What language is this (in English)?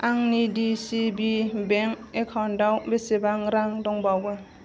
Bodo